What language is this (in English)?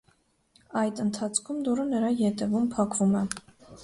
Armenian